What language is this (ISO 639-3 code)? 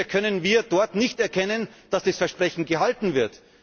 deu